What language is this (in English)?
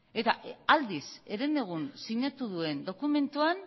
Basque